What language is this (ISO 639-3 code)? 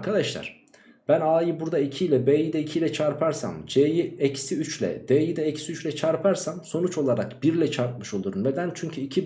tur